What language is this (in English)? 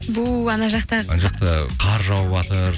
Kazakh